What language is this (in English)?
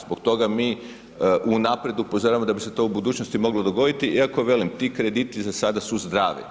Croatian